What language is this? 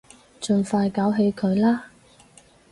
Cantonese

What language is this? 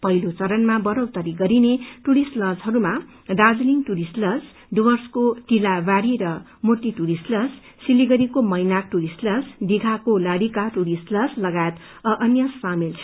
Nepali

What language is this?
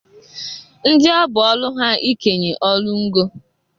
Igbo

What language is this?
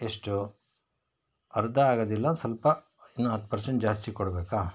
Kannada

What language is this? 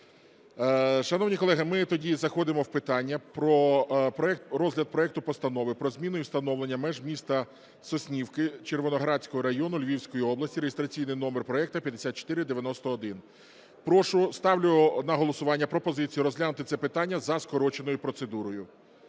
Ukrainian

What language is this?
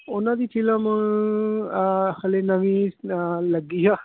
Punjabi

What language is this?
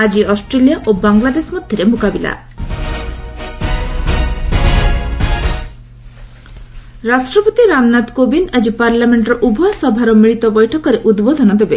Odia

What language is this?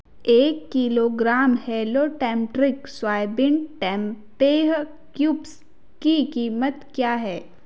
Hindi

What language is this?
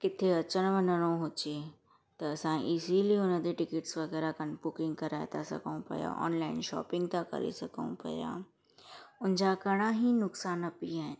Sindhi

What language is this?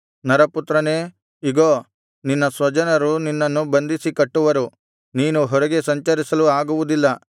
Kannada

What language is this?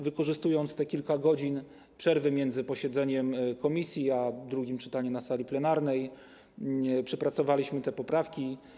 Polish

